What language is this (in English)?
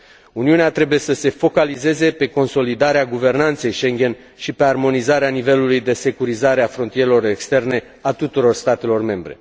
Romanian